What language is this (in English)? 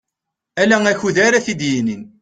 Kabyle